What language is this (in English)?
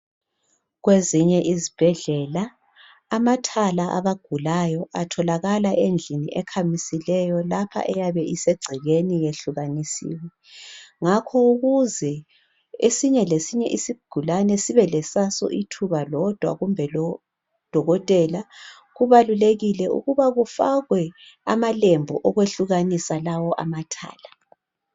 North Ndebele